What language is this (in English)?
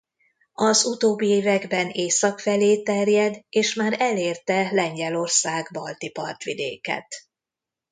Hungarian